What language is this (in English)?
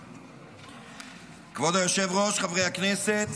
Hebrew